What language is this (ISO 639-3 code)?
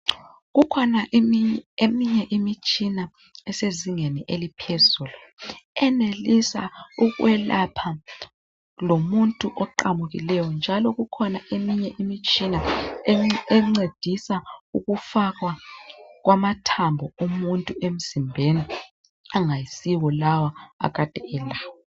nde